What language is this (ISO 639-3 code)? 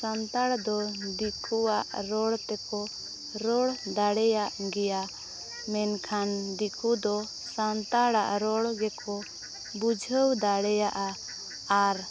sat